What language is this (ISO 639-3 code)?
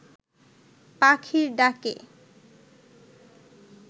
ben